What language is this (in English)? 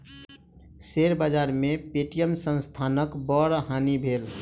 Maithili